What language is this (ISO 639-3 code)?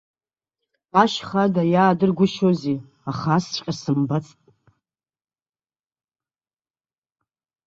abk